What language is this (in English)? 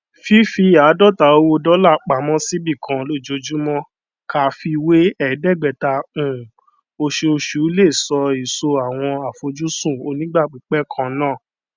Yoruba